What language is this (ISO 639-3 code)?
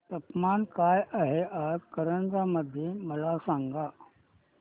mar